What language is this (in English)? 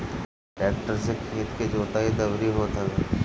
Bhojpuri